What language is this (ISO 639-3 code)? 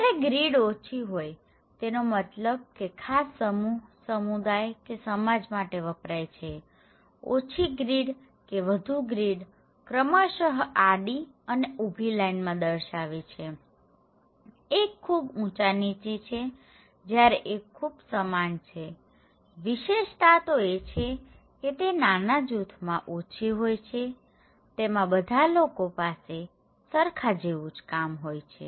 guj